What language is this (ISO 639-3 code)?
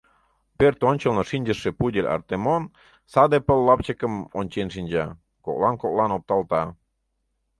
chm